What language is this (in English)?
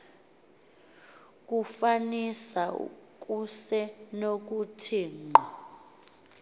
Xhosa